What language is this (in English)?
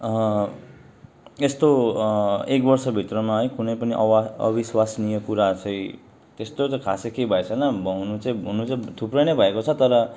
Nepali